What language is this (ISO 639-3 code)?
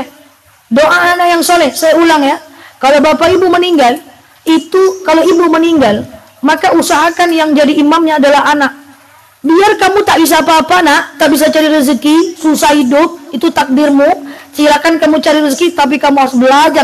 ind